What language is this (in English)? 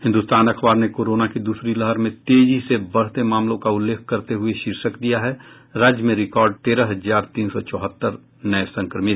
Hindi